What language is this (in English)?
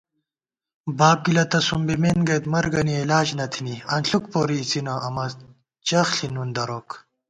Gawar-Bati